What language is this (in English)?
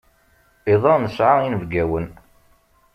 Kabyle